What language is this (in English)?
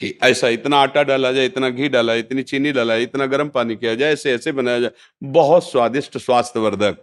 Hindi